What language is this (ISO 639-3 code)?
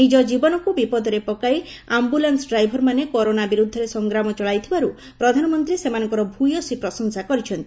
ori